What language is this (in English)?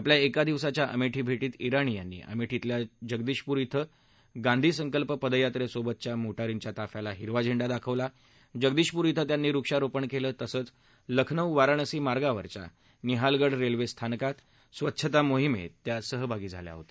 Marathi